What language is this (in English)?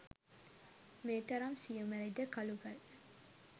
Sinhala